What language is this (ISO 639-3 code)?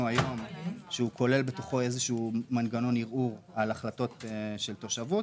heb